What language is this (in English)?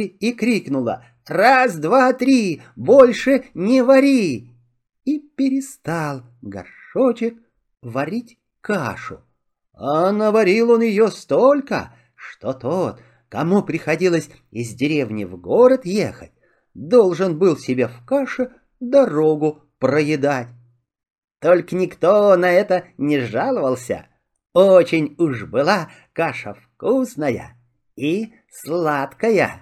Russian